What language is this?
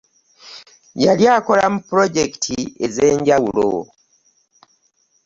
Ganda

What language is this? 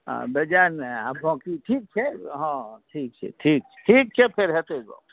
Maithili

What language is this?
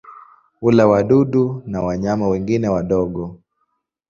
Swahili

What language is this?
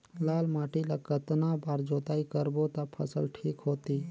Chhattisgarhi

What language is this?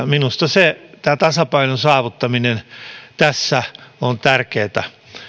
Finnish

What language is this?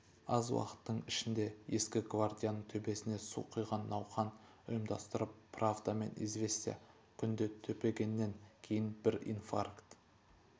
Kazakh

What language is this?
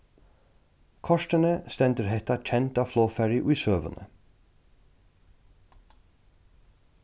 Faroese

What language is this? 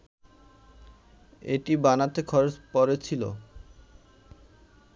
Bangla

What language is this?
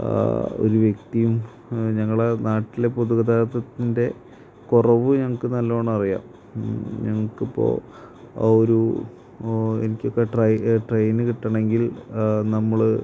Malayalam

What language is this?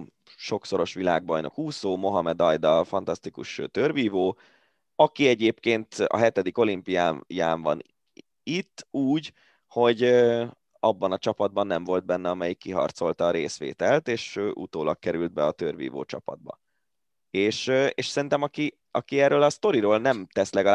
Hungarian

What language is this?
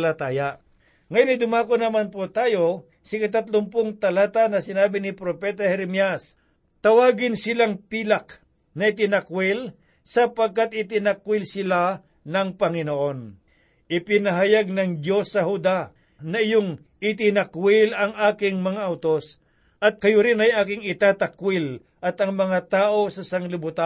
Filipino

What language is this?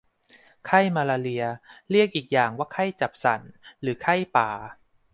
Thai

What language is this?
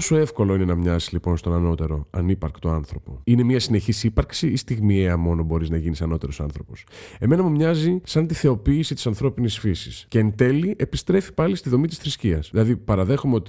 Greek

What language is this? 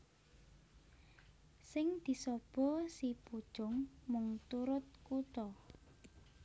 Javanese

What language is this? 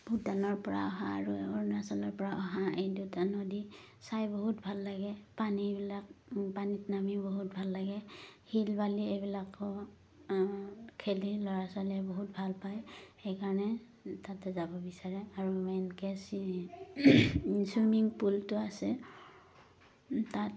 Assamese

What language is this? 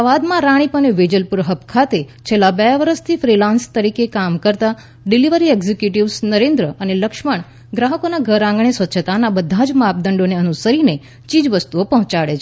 Gujarati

